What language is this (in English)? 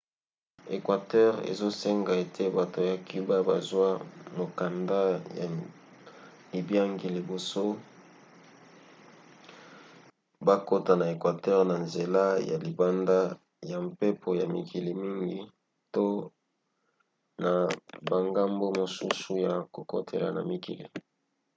Lingala